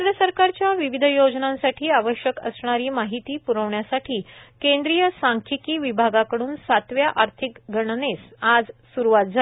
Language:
Marathi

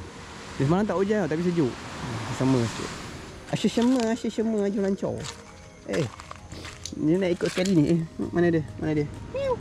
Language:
Malay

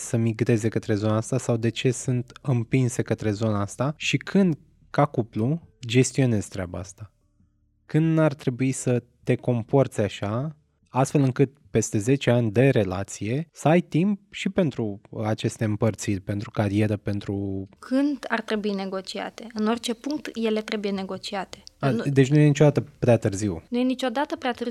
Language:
Romanian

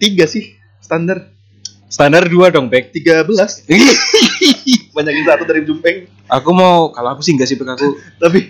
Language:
Indonesian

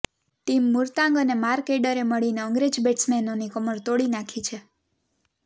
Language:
Gujarati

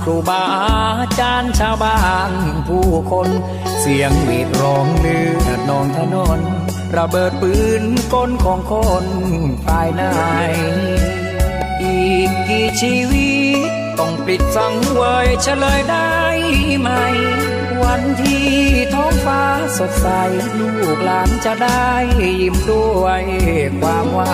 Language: Thai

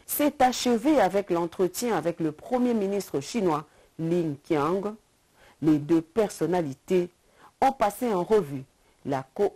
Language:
French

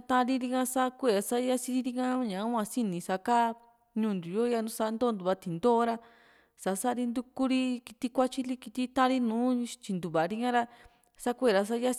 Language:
Juxtlahuaca Mixtec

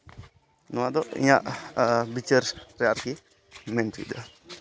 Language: Santali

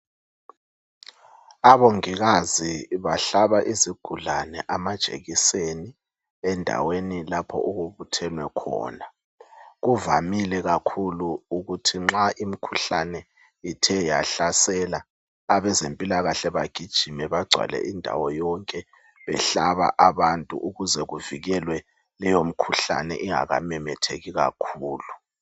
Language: North Ndebele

